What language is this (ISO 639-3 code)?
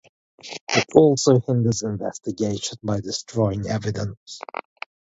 eng